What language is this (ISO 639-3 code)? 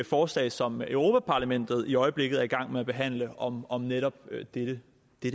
dan